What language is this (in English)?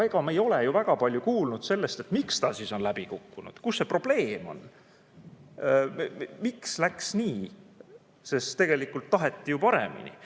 Estonian